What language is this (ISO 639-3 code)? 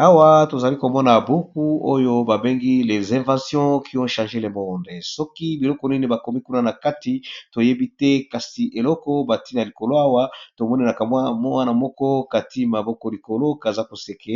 lin